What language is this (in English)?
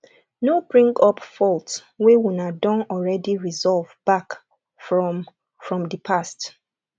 Nigerian Pidgin